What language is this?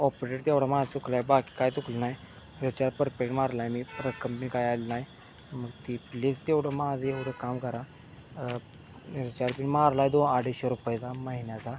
Marathi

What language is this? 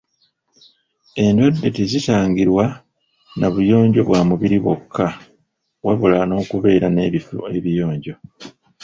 Ganda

